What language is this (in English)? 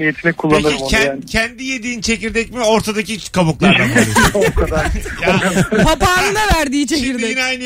Turkish